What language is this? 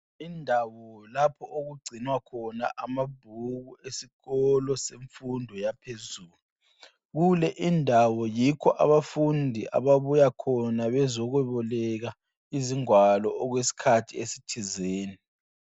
North Ndebele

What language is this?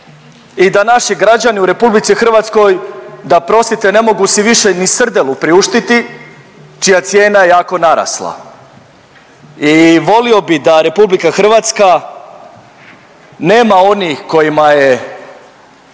Croatian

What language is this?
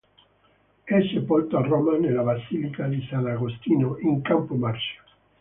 Italian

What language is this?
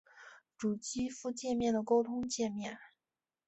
Chinese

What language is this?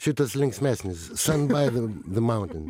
Lithuanian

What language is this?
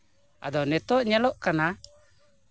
Santali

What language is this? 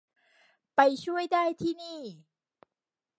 Thai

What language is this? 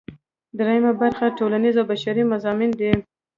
Pashto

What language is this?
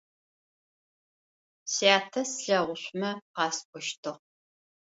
Adyghe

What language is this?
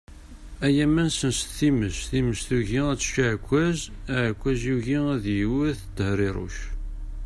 Kabyle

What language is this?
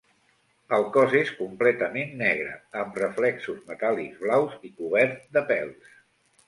Catalan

